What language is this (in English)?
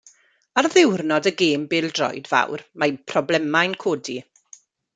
Welsh